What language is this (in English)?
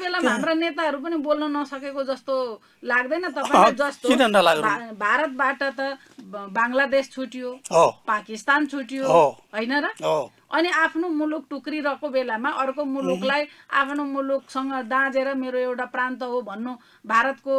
Arabic